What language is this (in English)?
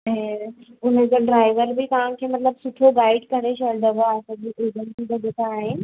Sindhi